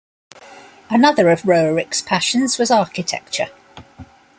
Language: English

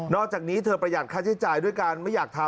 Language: Thai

